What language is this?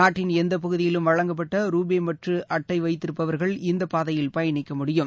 Tamil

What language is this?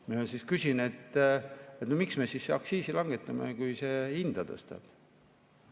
Estonian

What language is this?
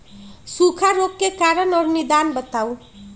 Magahi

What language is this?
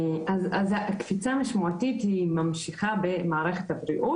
Hebrew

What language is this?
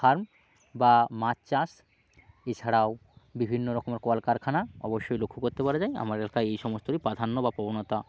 Bangla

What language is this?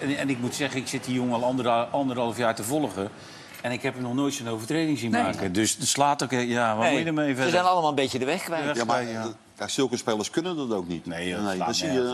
Dutch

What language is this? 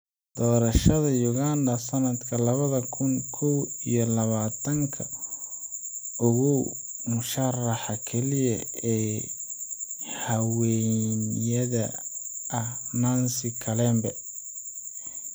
Somali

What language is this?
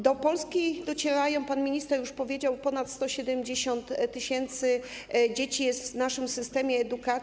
Polish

